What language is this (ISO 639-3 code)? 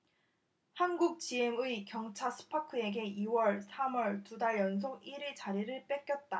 kor